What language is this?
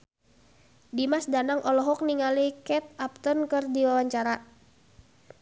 Sundanese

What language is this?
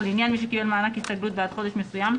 Hebrew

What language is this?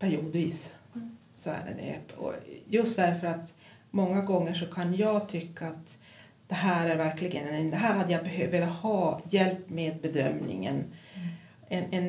Swedish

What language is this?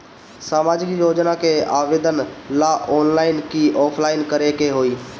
Bhojpuri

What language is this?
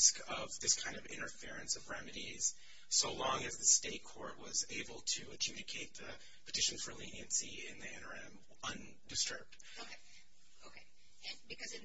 English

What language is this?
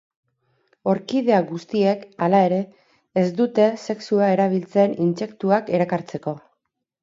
Basque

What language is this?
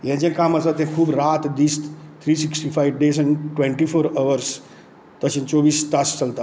Konkani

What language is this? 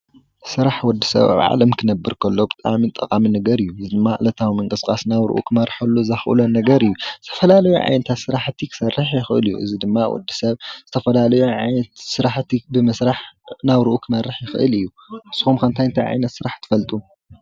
Tigrinya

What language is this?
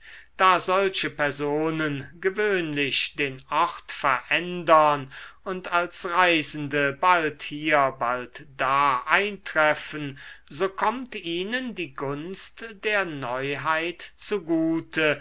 German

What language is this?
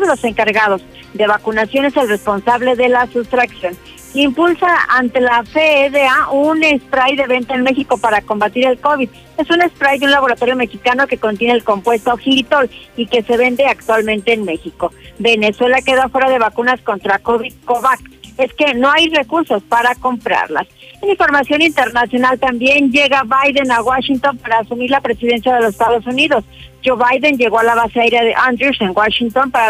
Spanish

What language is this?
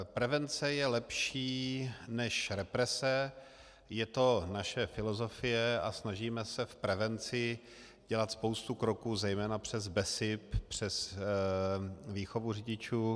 Czech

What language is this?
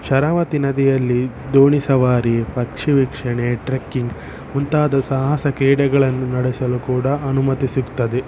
Kannada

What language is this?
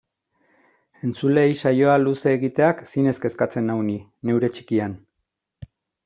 Basque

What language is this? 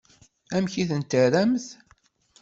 Kabyle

